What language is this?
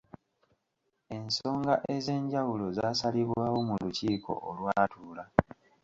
Ganda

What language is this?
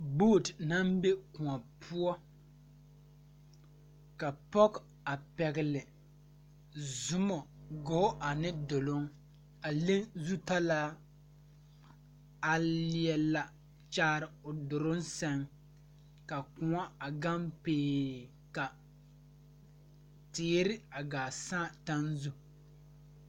Southern Dagaare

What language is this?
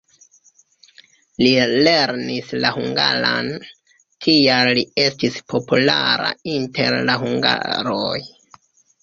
Esperanto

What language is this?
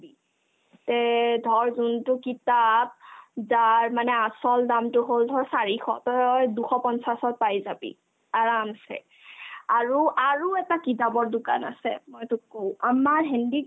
Assamese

